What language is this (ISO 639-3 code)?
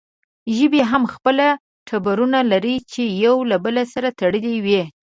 pus